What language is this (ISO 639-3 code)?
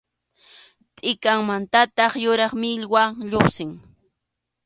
qxu